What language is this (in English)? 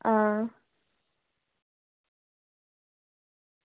Dogri